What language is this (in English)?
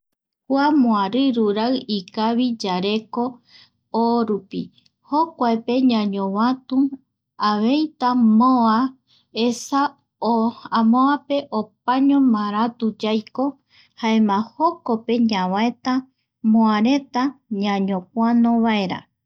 Eastern Bolivian Guaraní